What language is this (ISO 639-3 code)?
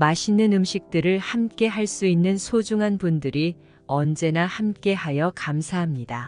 kor